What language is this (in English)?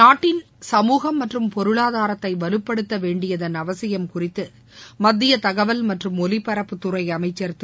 Tamil